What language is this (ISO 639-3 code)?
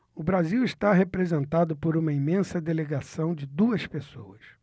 por